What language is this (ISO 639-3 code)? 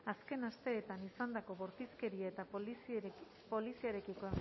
eus